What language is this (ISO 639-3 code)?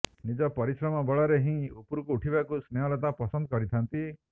ori